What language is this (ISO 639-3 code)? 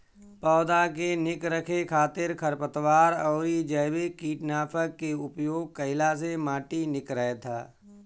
bho